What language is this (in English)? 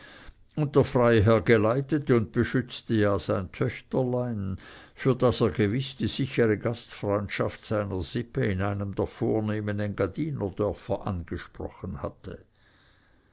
German